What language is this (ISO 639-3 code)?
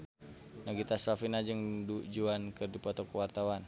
sun